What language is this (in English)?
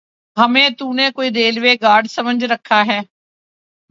Urdu